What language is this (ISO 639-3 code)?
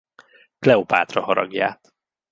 hun